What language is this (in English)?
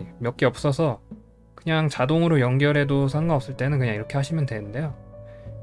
Korean